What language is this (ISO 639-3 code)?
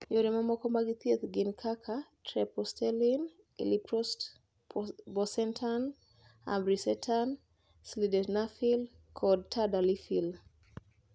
luo